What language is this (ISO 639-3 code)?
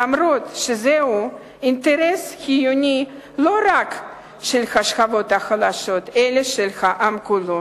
heb